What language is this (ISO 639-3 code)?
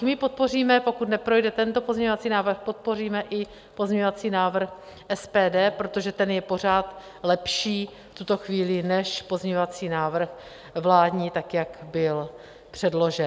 ces